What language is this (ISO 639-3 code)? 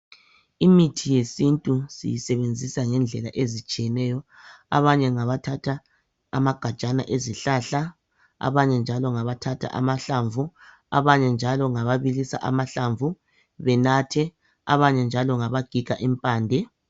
nde